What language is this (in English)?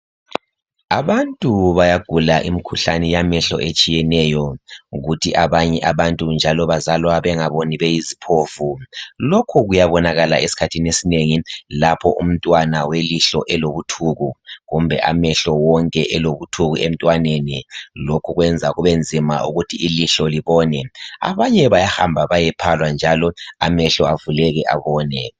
North Ndebele